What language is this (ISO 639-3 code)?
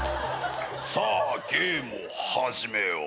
jpn